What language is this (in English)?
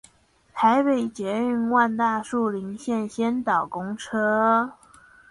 Chinese